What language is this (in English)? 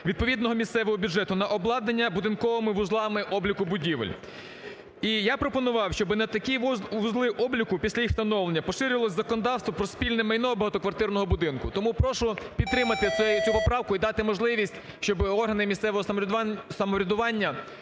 Ukrainian